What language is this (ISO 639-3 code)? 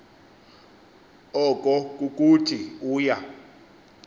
xho